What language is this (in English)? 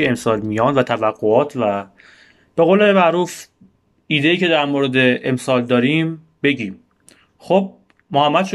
Persian